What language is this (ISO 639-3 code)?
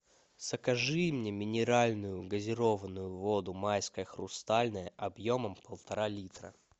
rus